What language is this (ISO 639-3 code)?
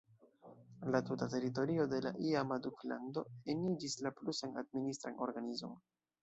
epo